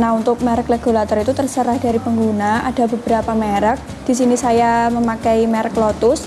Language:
Indonesian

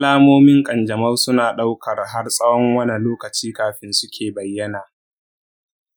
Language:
Hausa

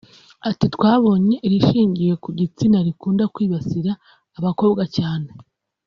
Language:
Kinyarwanda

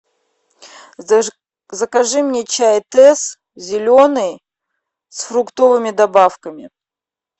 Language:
Russian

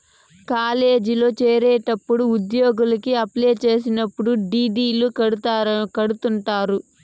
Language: Telugu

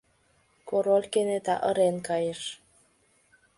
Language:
Mari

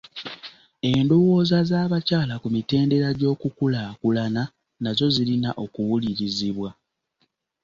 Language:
Ganda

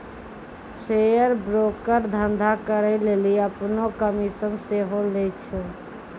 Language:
Maithili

